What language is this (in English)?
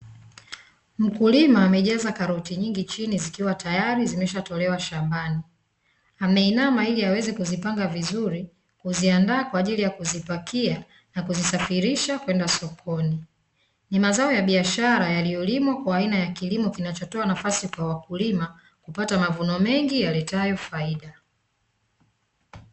Swahili